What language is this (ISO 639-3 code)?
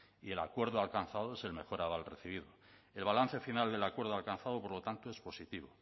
spa